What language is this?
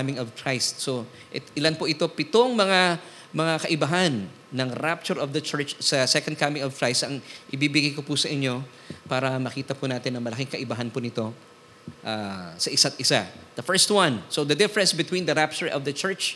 Filipino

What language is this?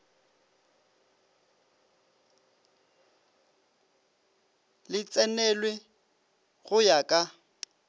Northern Sotho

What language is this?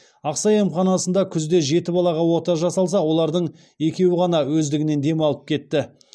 Kazakh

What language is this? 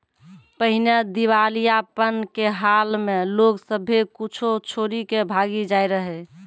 Maithili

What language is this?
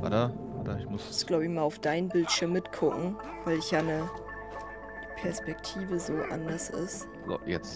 German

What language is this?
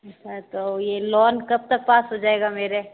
Hindi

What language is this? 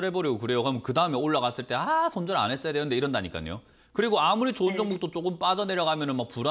Korean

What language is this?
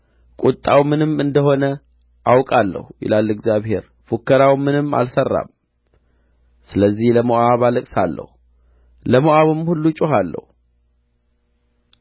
Amharic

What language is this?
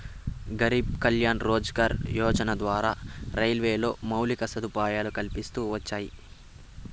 Telugu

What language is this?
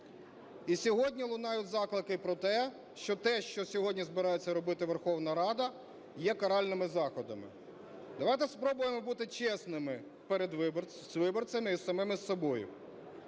Ukrainian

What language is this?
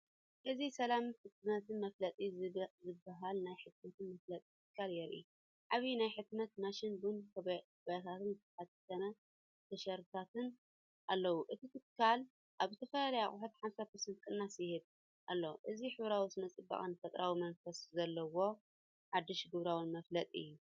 Tigrinya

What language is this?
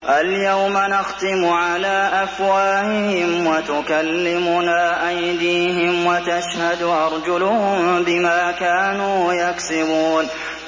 Arabic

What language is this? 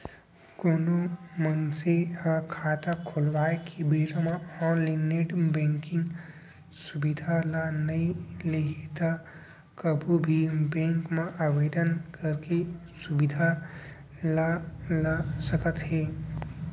Chhattisgarhi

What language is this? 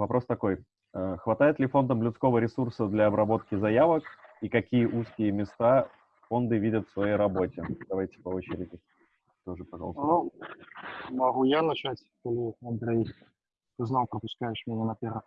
Russian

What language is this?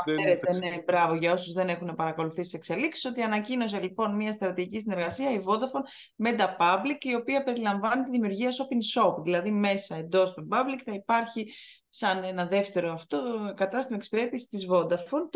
Greek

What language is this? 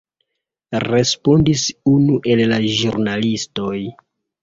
Esperanto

